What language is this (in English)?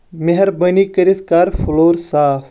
Kashmiri